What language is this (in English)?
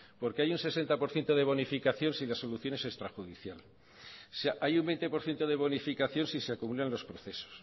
Spanish